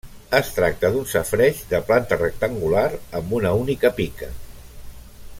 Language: Catalan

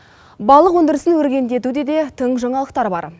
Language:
Kazakh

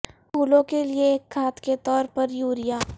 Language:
Urdu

